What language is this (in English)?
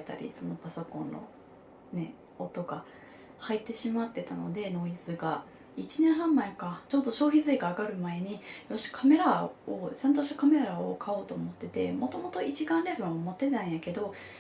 Japanese